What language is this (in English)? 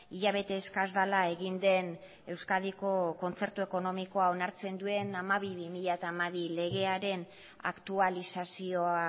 Basque